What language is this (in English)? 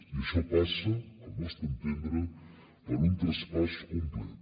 Catalan